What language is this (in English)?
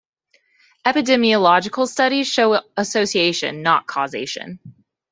English